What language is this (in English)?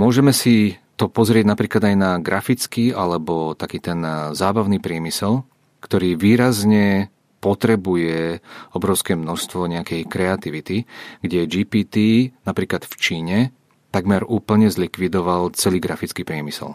Czech